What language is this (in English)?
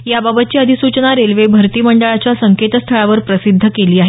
Marathi